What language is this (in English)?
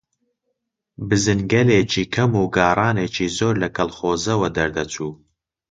Central Kurdish